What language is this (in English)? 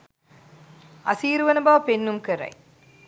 Sinhala